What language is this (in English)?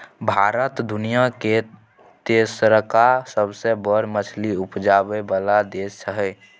Maithili